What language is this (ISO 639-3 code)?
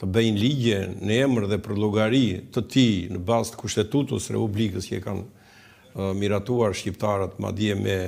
ron